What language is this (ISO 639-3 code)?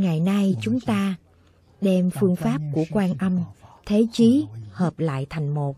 vie